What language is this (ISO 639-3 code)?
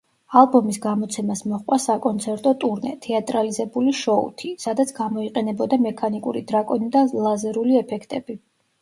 kat